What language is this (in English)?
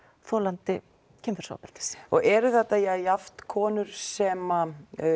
Icelandic